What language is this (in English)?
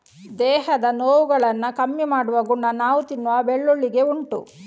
Kannada